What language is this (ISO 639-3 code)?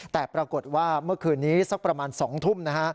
tha